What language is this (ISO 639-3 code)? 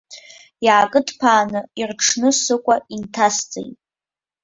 abk